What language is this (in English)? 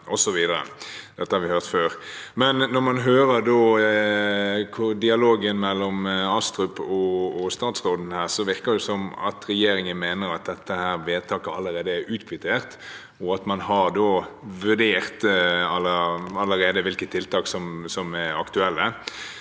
Norwegian